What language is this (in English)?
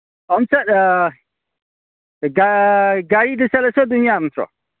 Manipuri